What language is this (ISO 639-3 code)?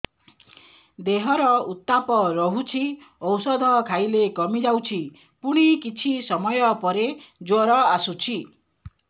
ori